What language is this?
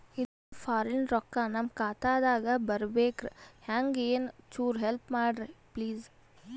Kannada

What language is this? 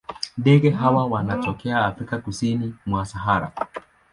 Swahili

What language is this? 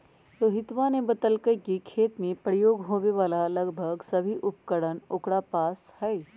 Magahi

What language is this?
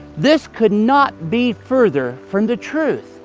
English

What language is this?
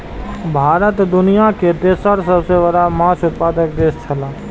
Maithili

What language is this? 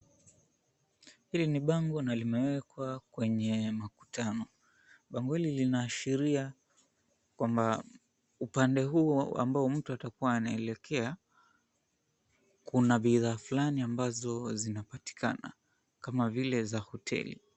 Swahili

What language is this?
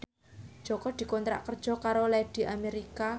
Javanese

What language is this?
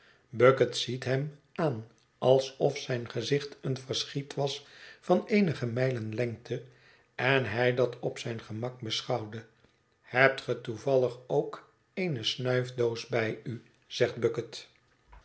Dutch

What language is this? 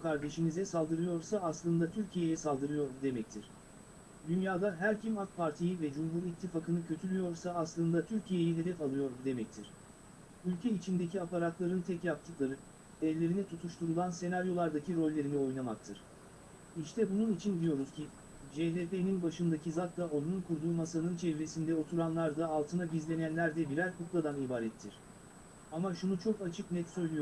Turkish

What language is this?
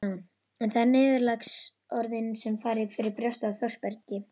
Icelandic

